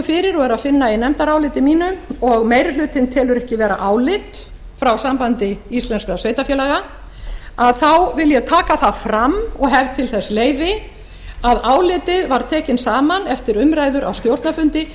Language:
Icelandic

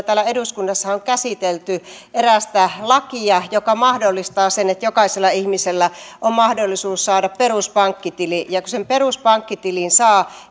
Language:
Finnish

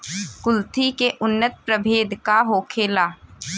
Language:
Bhojpuri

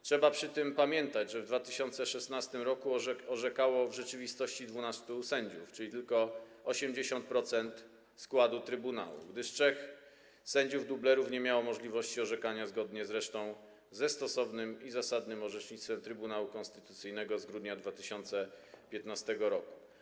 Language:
Polish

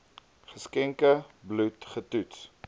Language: Afrikaans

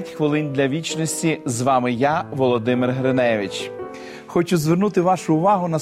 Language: Ukrainian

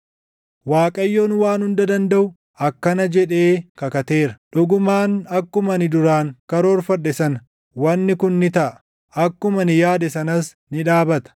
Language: Oromo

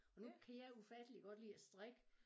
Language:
Danish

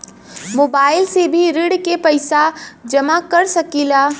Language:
Bhojpuri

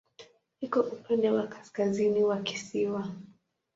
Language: Swahili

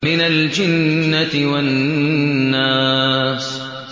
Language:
Arabic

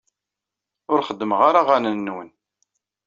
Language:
Kabyle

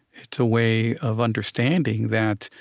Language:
English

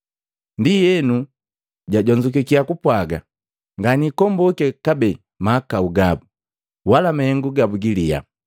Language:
Matengo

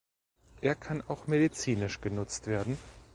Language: German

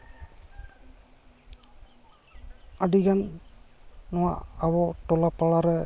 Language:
Santali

